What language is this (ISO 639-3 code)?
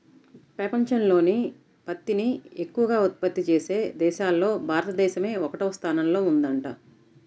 tel